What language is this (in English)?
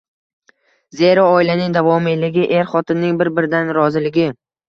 Uzbek